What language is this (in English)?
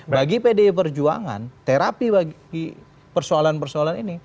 Indonesian